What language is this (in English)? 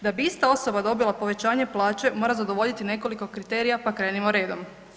Croatian